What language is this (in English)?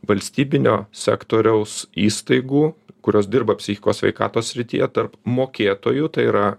Lithuanian